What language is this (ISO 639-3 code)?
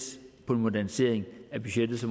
dan